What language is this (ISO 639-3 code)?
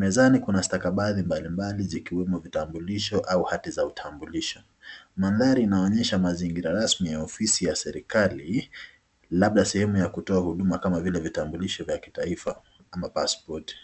swa